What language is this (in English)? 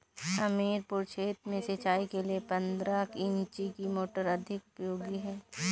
Hindi